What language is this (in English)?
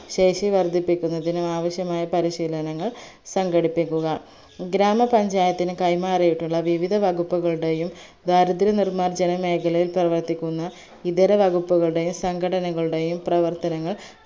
Malayalam